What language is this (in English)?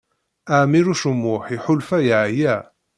Kabyle